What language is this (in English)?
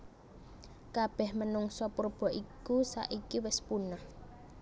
Javanese